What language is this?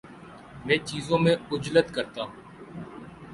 Urdu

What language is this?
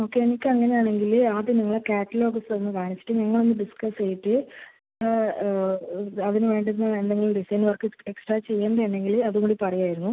Malayalam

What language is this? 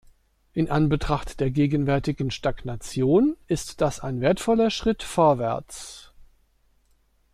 German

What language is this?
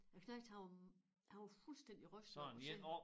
Danish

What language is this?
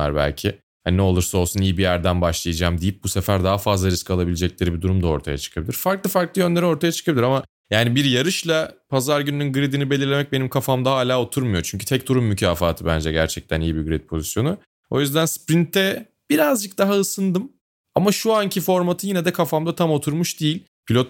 Turkish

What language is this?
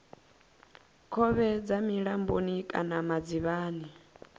Venda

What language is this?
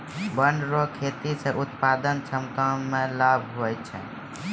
Maithili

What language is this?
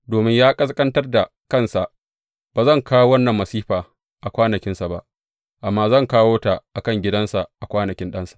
Hausa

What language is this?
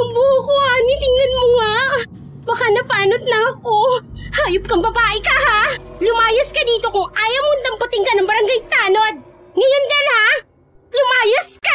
Filipino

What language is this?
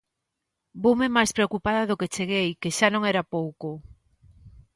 Galician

